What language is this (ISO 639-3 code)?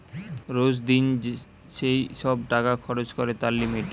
ben